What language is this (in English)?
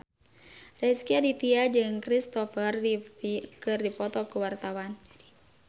Sundanese